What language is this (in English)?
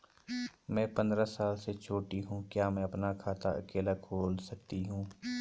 Hindi